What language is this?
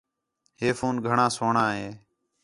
Khetrani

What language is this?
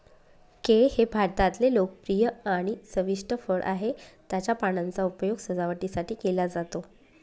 Marathi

